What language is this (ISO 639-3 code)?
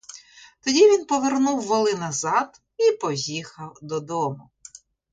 ukr